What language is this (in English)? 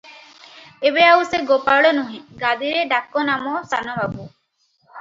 Odia